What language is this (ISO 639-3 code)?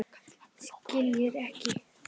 isl